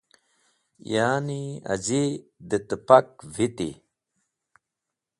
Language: Wakhi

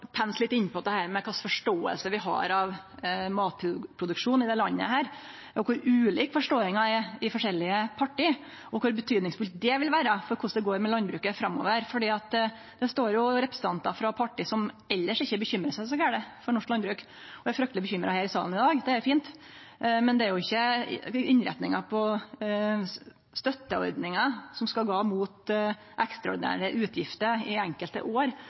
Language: Norwegian Nynorsk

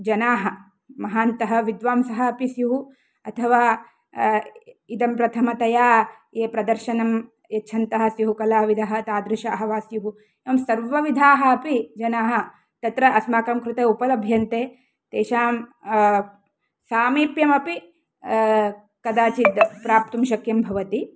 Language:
Sanskrit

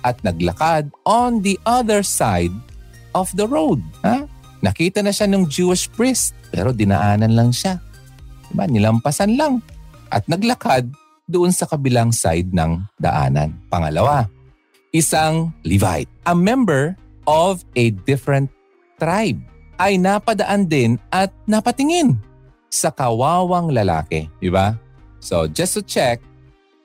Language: Filipino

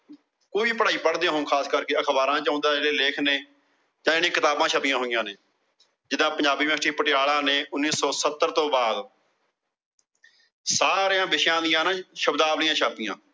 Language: Punjabi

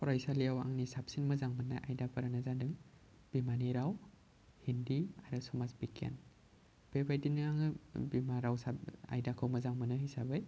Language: Bodo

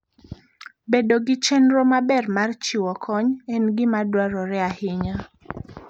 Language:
Luo (Kenya and Tanzania)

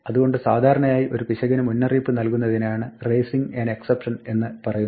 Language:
Malayalam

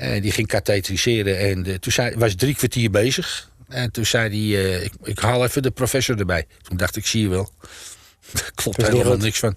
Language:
Dutch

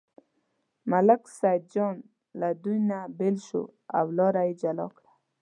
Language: Pashto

